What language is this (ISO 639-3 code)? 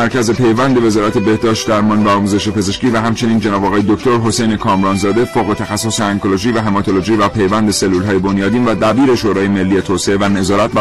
fas